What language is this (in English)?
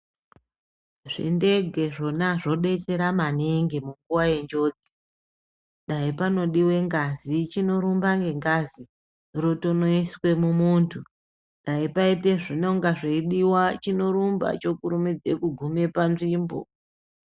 Ndau